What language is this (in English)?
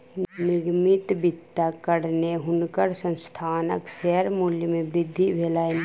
Maithili